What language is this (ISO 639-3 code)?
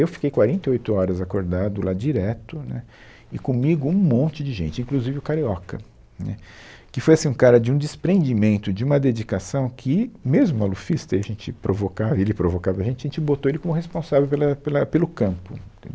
por